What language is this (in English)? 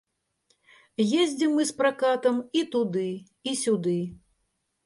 Belarusian